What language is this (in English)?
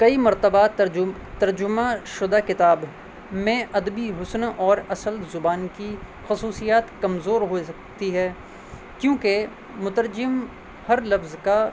Urdu